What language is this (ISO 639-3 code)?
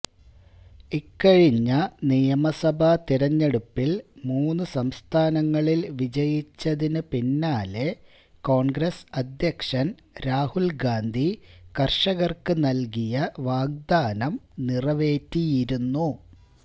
mal